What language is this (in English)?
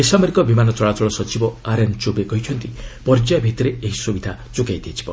Odia